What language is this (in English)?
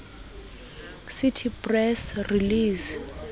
Southern Sotho